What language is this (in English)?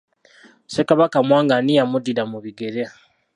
Ganda